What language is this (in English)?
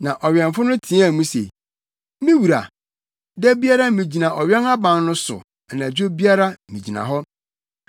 Akan